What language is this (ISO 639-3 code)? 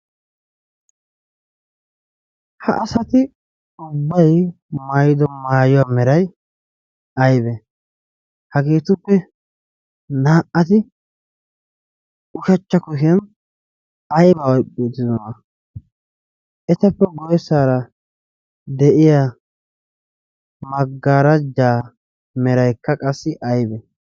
wal